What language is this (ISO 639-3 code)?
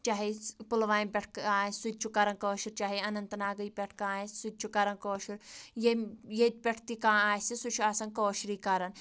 kas